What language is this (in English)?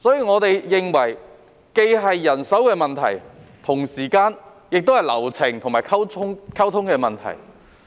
Cantonese